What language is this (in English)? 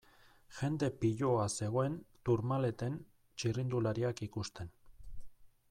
Basque